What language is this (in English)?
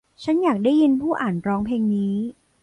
Thai